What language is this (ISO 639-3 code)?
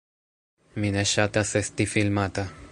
epo